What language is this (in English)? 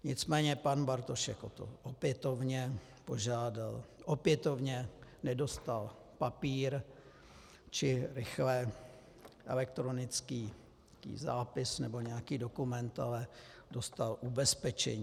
Czech